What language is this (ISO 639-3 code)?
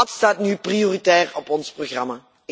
nld